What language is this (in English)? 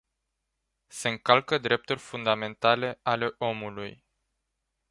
Romanian